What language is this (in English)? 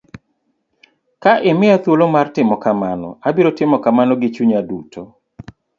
Luo (Kenya and Tanzania)